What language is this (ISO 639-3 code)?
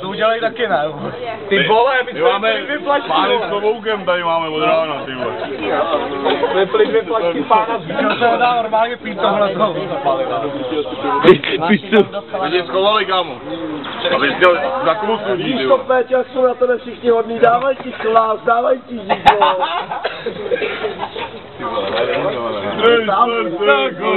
ces